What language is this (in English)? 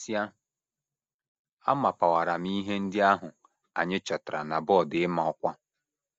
Igbo